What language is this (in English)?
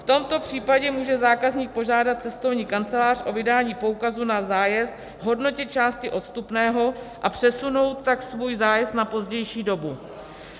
Czech